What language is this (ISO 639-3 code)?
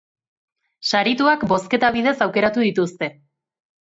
eus